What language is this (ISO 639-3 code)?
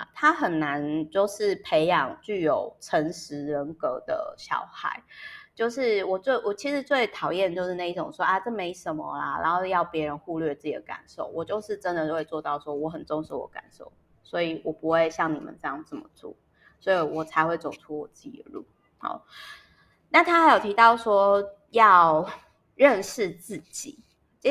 zho